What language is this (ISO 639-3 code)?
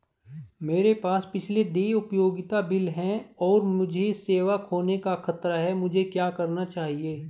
hin